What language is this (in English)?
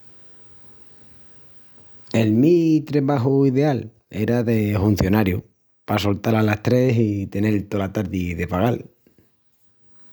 Extremaduran